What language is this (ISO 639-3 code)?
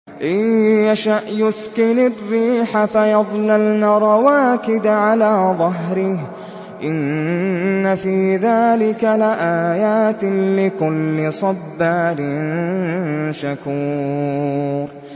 ara